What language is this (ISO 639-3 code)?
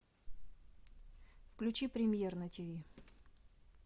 rus